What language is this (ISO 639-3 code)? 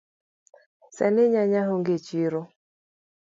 luo